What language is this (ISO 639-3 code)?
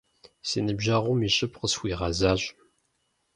kbd